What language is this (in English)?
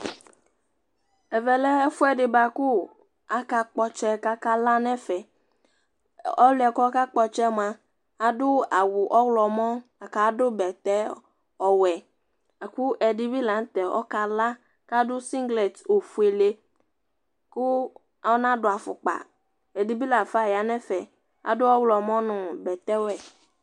Ikposo